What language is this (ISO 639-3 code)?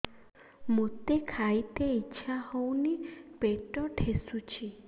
ori